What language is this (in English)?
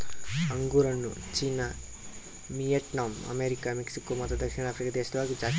Kannada